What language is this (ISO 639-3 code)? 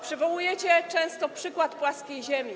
pol